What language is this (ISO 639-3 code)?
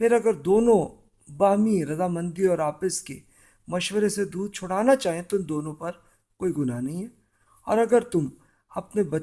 urd